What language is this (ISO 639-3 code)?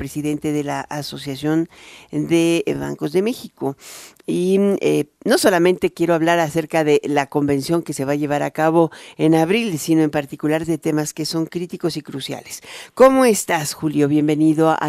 spa